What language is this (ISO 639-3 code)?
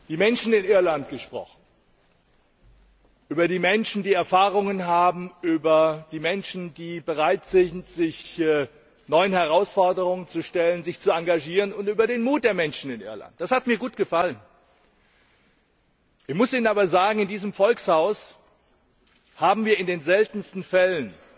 deu